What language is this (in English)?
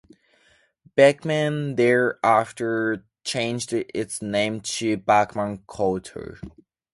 English